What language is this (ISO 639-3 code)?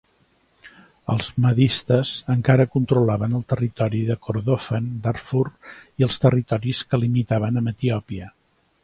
cat